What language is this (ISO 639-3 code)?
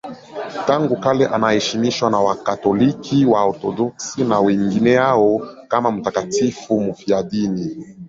swa